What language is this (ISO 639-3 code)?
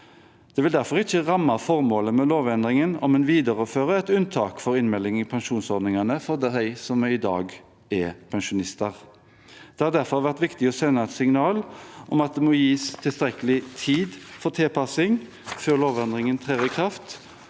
nor